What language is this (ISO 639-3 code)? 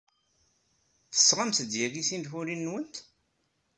kab